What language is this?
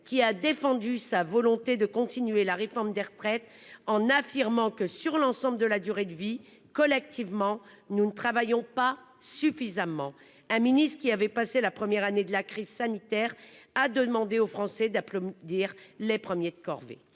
French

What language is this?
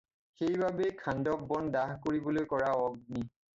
Assamese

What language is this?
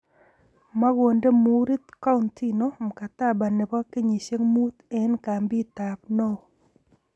Kalenjin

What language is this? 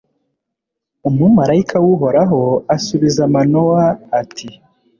Kinyarwanda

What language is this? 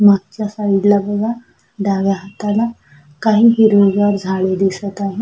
Marathi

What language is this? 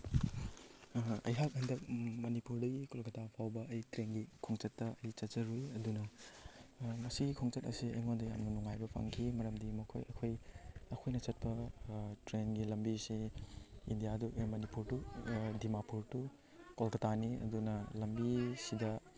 Manipuri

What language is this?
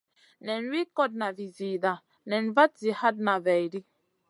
Masana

